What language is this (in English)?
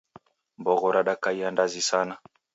Taita